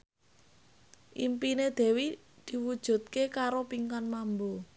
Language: Javanese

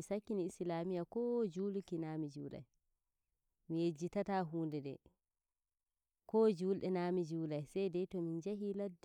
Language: Nigerian Fulfulde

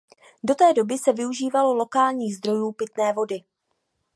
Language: Czech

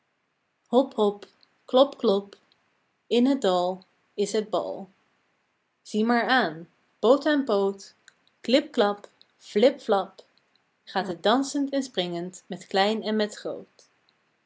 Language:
Dutch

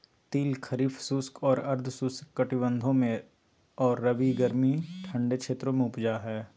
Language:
Magahi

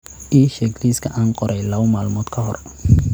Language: Somali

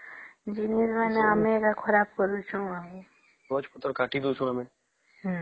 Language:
Odia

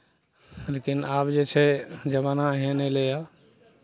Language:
Maithili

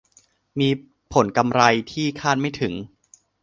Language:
Thai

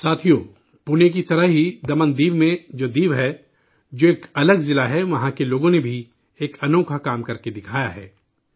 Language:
Urdu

